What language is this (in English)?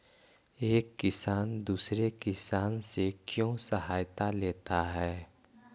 Magahi